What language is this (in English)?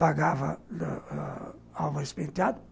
Portuguese